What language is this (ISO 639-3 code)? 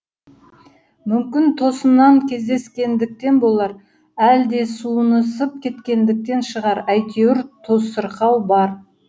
kaz